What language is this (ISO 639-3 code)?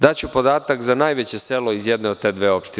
srp